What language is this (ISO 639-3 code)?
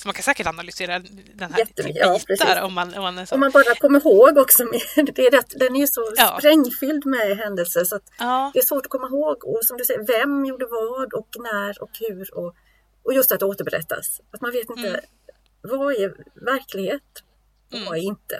swe